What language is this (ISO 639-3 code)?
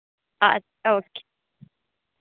doi